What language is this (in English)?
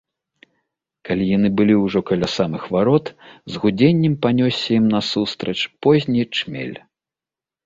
Belarusian